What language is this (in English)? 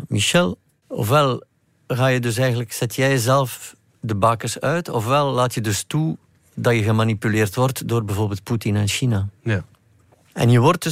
Dutch